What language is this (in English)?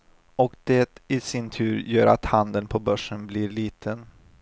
Swedish